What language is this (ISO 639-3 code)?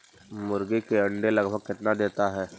mag